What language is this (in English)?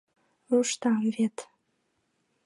Mari